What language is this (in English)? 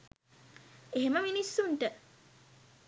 Sinhala